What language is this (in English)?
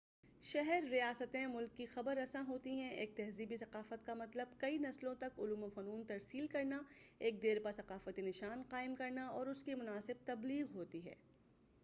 Urdu